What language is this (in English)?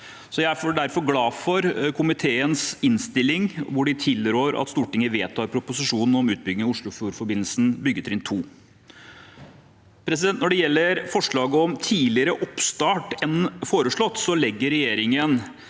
Norwegian